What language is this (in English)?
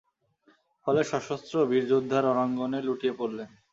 Bangla